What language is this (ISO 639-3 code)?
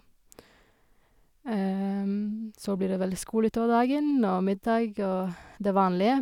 nor